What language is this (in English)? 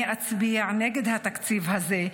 Hebrew